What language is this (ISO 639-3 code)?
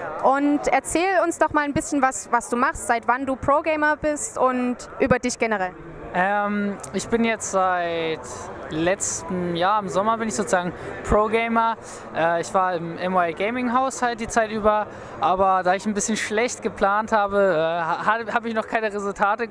deu